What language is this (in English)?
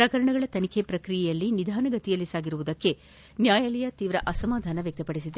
Kannada